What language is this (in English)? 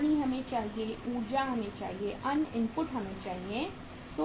Hindi